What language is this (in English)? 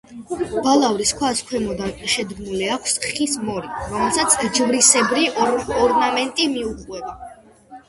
Georgian